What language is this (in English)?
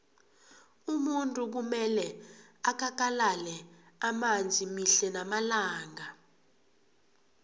South Ndebele